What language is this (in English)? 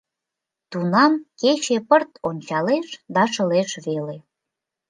Mari